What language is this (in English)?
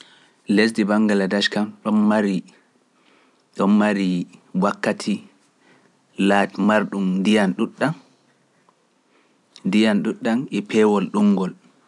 Pular